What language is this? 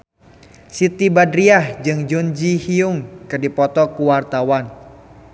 Sundanese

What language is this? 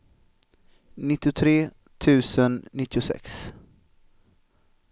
Swedish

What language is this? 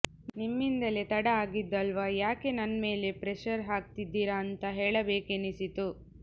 Kannada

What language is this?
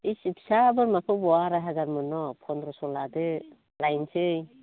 Bodo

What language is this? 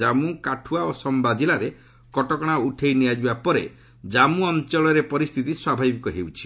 Odia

